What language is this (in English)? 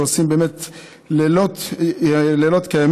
Hebrew